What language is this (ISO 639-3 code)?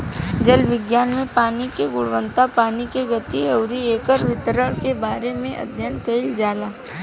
bho